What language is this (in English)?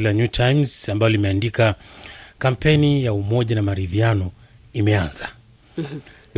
Swahili